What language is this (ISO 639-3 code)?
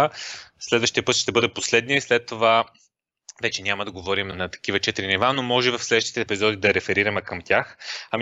bul